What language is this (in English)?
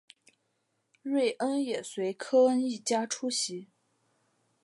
Chinese